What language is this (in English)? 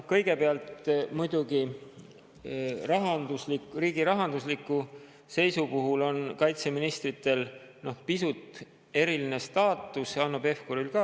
Estonian